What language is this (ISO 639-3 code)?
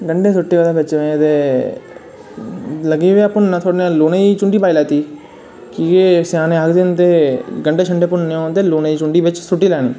doi